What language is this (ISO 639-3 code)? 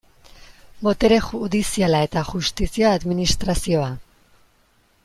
eus